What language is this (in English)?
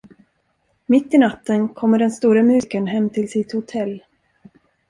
Swedish